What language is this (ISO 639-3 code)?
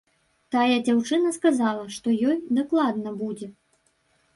bel